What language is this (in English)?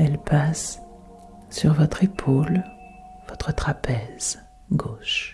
French